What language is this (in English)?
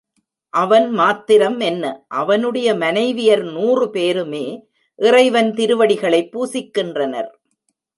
Tamil